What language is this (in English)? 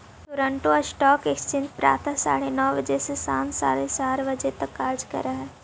Magahi